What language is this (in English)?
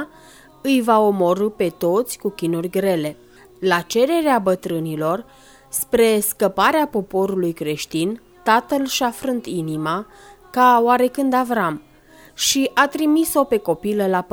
Romanian